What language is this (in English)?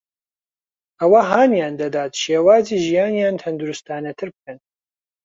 Central Kurdish